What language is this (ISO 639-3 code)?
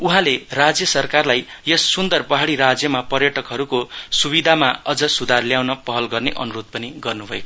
nep